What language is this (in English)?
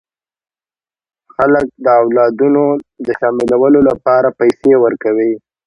Pashto